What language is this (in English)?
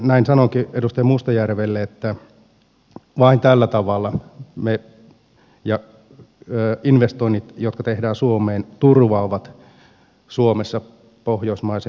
Finnish